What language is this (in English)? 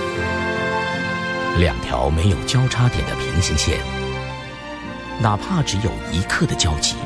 Chinese